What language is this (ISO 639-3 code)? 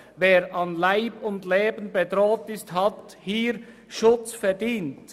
gsw